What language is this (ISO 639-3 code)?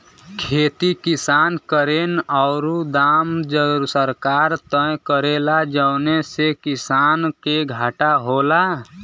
bho